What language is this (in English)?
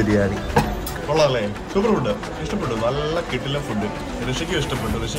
Malayalam